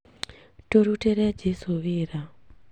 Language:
Kikuyu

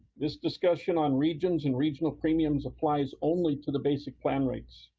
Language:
English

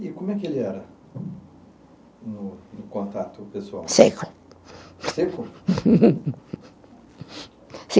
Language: Portuguese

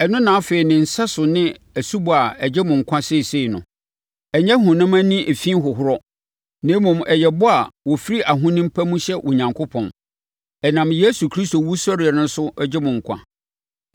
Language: Akan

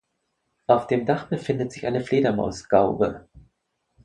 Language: German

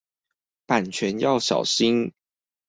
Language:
Chinese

